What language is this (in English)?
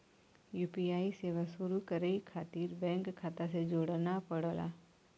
Bhojpuri